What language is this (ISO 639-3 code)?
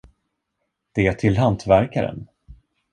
swe